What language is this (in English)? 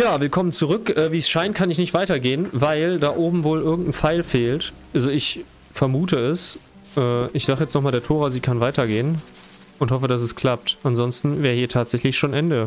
German